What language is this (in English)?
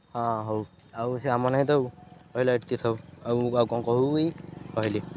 Odia